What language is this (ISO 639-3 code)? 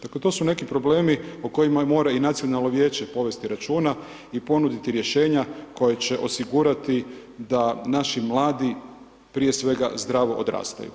hrv